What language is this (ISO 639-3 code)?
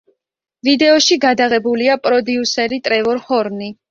kat